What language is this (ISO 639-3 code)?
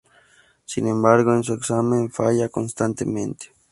spa